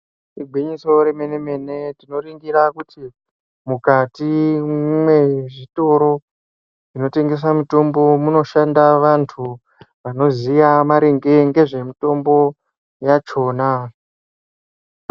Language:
Ndau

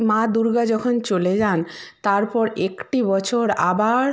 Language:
Bangla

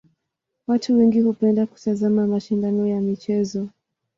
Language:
Swahili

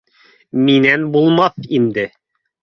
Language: Bashkir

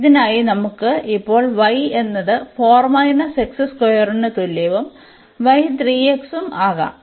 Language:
Malayalam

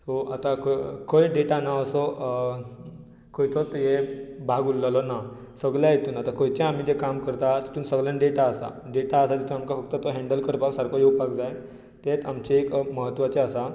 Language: Konkani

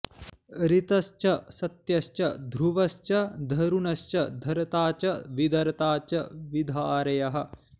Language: Sanskrit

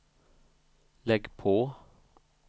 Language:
Swedish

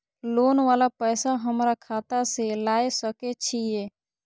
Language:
Maithili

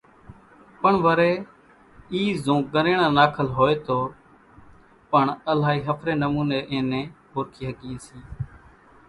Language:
Kachi Koli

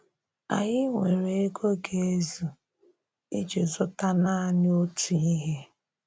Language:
Igbo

